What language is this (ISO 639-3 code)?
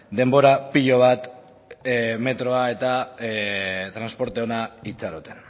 eus